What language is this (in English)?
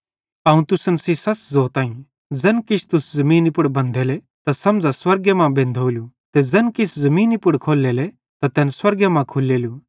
Bhadrawahi